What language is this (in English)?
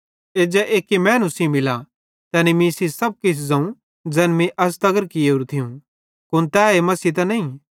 Bhadrawahi